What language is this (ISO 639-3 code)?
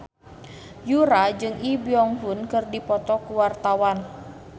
sun